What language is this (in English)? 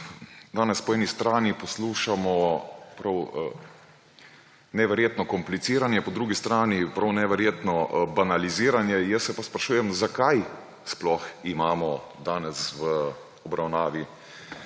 Slovenian